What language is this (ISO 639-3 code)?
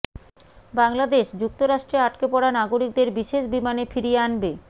ben